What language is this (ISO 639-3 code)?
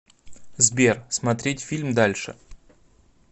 rus